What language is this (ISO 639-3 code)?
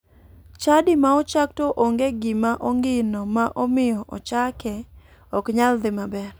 luo